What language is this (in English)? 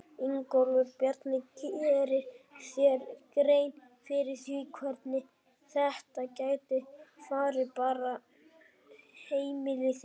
Icelandic